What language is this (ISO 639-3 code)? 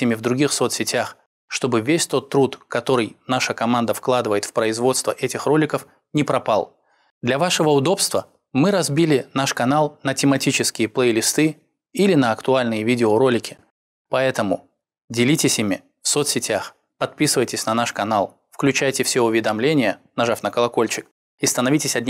rus